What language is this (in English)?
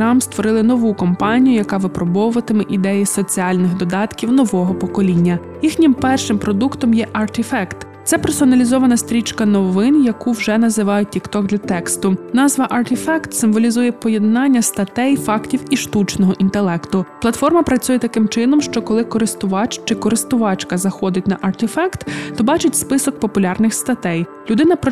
Ukrainian